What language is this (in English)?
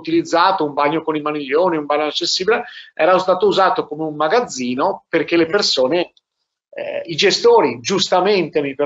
Italian